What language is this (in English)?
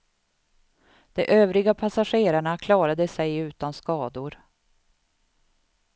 Swedish